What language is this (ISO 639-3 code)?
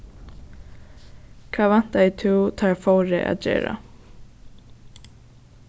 fao